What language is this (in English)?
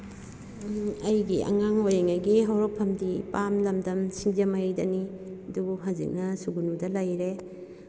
Manipuri